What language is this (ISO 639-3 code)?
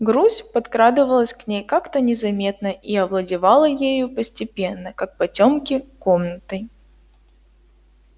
rus